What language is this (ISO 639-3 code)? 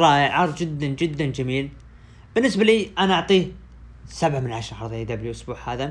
ara